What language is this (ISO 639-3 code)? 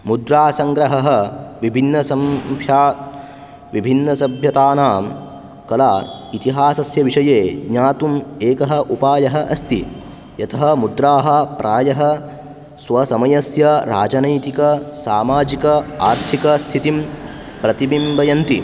san